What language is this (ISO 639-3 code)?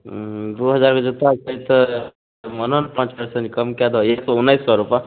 mai